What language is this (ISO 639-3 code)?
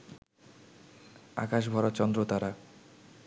ben